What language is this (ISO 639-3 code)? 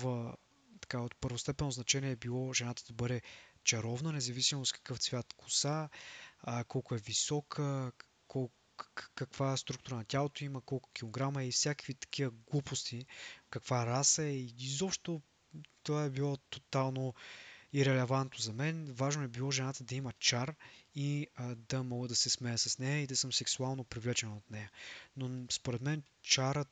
bul